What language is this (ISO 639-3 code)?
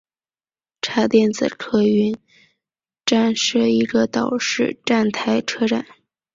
zho